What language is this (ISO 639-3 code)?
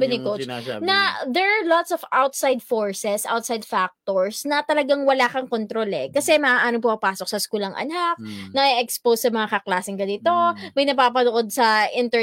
fil